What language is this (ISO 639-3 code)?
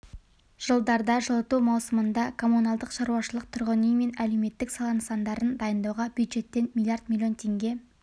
kaz